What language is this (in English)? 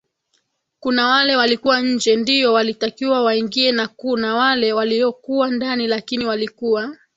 Swahili